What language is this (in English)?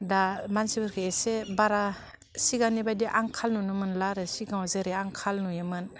Bodo